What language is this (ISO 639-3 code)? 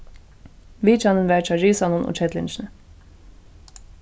fao